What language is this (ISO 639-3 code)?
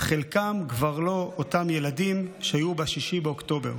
heb